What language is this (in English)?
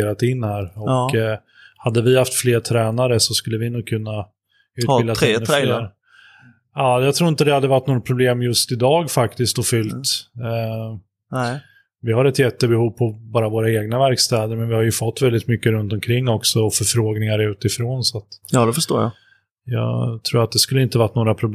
Swedish